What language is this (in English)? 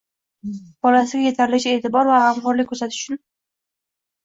Uzbek